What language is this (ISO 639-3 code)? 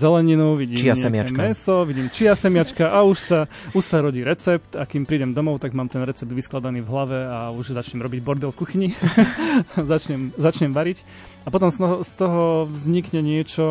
slk